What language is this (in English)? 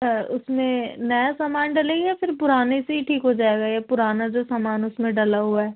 Urdu